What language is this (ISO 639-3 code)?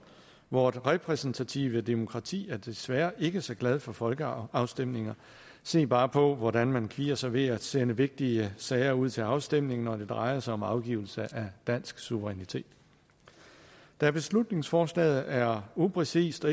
dan